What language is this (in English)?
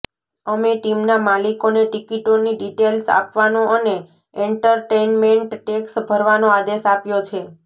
Gujarati